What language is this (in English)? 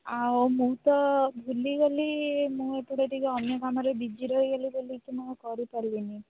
Odia